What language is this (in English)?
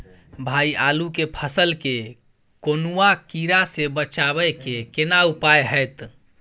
Maithili